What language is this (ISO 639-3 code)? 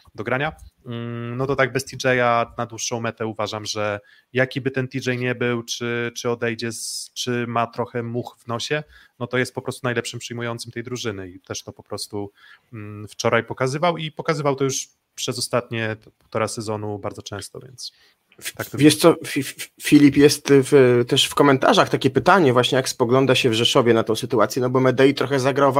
pol